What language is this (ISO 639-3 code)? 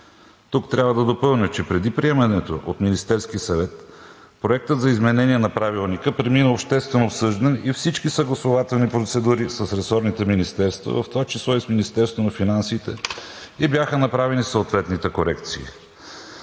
bul